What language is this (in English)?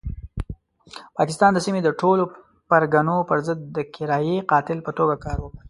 Pashto